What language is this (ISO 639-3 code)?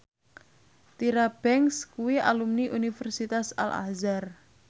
jav